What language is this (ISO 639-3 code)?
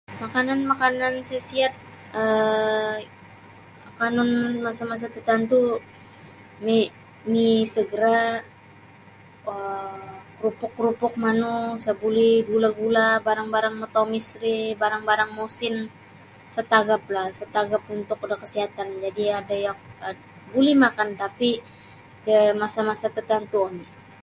bsy